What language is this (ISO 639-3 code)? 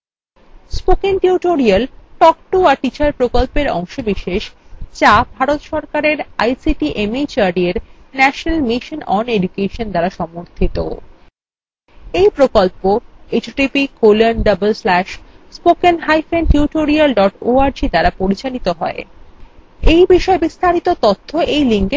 ben